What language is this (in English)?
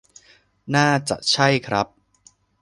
Thai